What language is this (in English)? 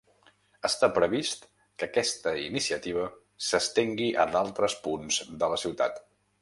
Catalan